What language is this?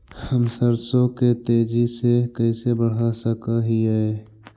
Magahi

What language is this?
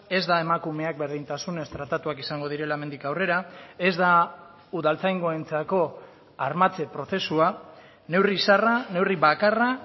Basque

